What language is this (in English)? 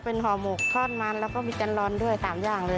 Thai